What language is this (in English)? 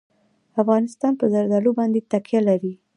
Pashto